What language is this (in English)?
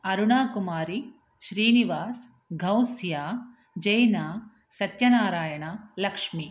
Sanskrit